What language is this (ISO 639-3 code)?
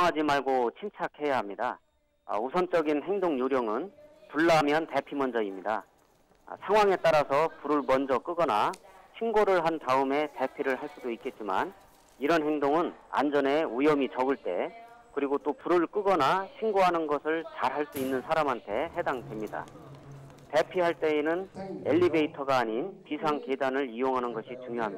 kor